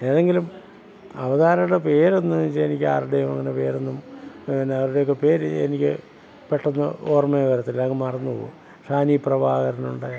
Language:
Malayalam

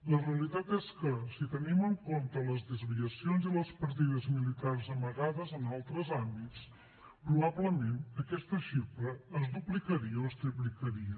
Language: Catalan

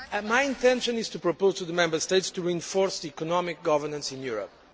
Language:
English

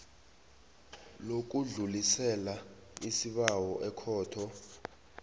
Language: South Ndebele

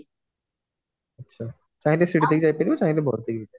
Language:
Odia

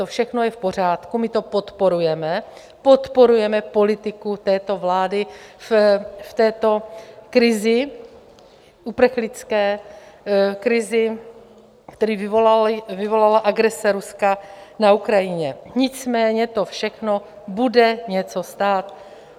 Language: Czech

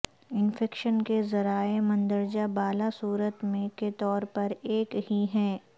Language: Urdu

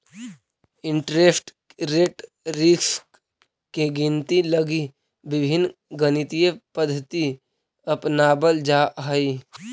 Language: Magahi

